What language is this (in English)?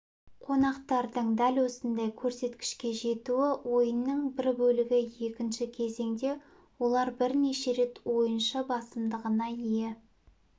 Kazakh